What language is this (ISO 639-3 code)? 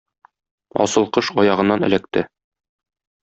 tat